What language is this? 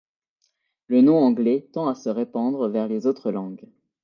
French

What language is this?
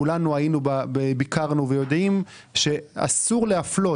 Hebrew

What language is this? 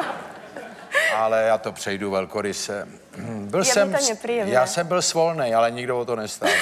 Czech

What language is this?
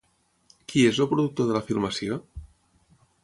Catalan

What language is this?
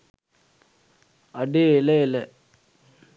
Sinhala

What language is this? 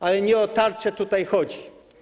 Polish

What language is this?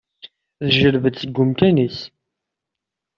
Kabyle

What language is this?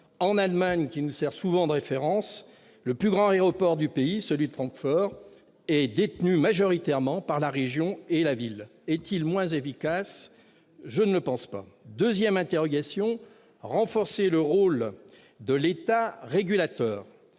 French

